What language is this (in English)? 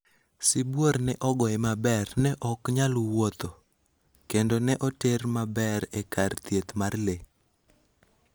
Luo (Kenya and Tanzania)